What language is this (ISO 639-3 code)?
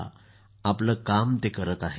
mar